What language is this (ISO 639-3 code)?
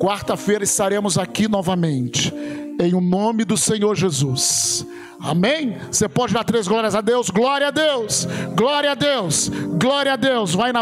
por